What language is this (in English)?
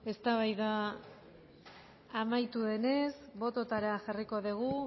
Basque